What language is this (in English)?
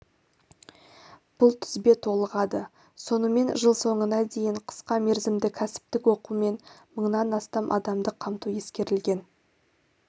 Kazakh